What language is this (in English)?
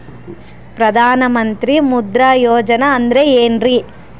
Kannada